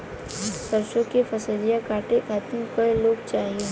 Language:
Bhojpuri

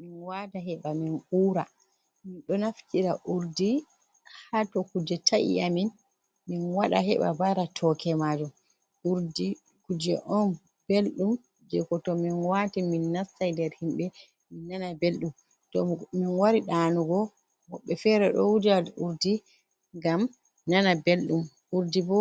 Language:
Fula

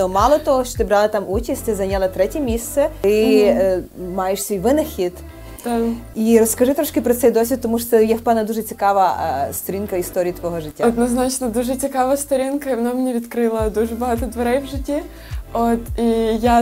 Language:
Ukrainian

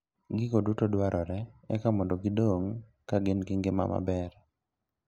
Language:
Luo (Kenya and Tanzania)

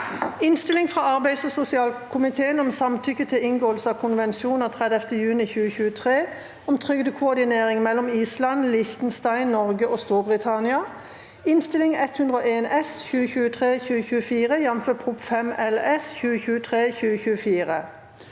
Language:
Norwegian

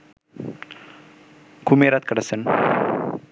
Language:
Bangla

